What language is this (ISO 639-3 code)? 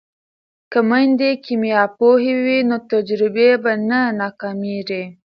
pus